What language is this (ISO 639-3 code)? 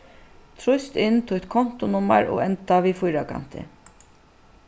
fao